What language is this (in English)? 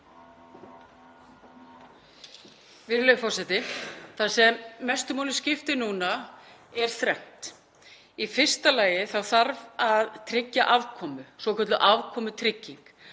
Icelandic